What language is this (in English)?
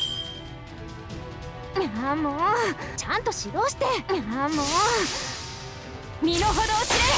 Japanese